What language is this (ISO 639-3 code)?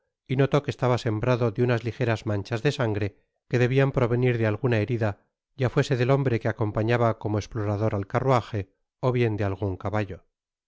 spa